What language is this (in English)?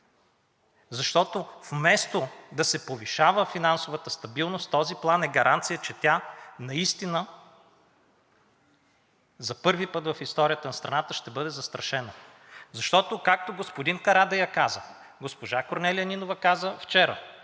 Bulgarian